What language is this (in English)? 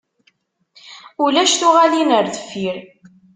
Kabyle